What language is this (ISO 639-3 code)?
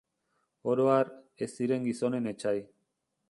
eus